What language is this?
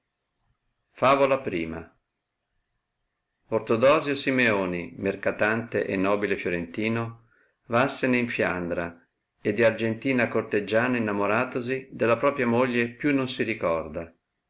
Italian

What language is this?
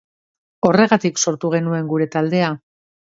Basque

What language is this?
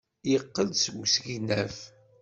Kabyle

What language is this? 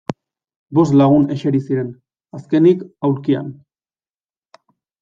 Basque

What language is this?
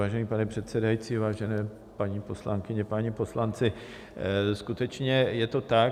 Czech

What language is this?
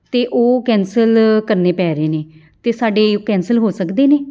Punjabi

